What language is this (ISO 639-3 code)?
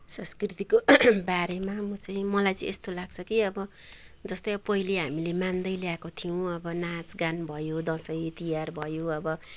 nep